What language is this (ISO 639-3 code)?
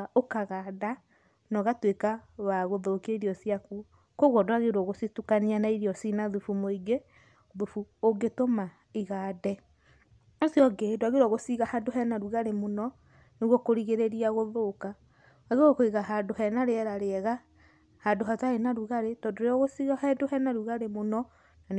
kik